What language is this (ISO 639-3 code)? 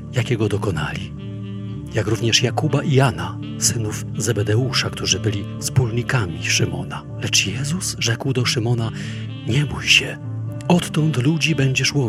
pol